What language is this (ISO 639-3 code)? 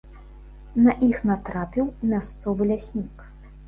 bel